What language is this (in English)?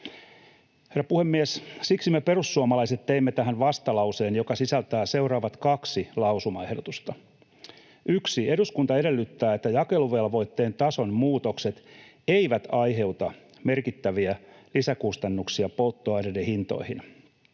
Finnish